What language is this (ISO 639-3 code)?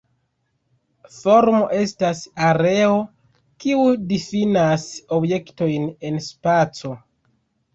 epo